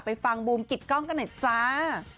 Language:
Thai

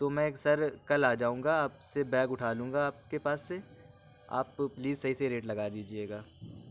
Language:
Urdu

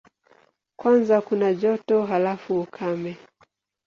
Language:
Swahili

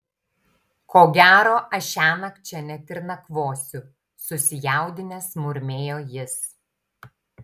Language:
Lithuanian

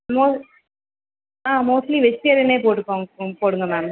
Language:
Tamil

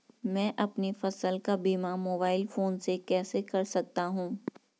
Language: Hindi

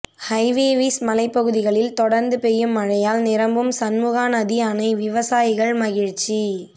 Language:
Tamil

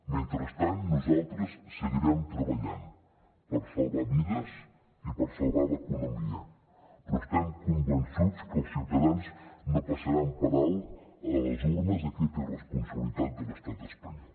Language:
Catalan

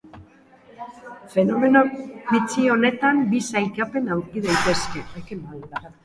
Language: Basque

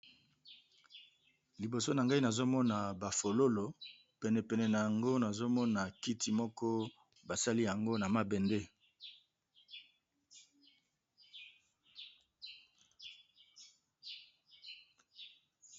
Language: Lingala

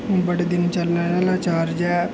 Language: Dogri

